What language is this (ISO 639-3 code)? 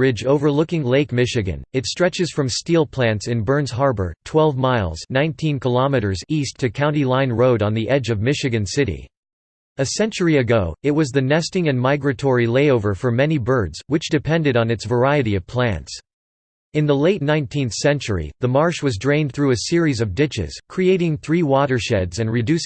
eng